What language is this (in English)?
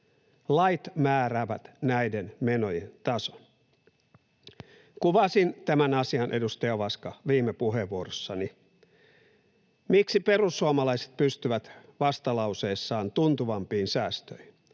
Finnish